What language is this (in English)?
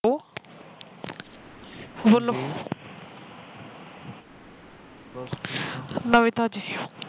Punjabi